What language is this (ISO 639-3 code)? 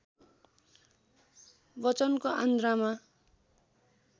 nep